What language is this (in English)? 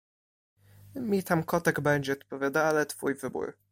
Polish